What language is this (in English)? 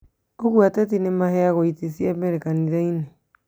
Kikuyu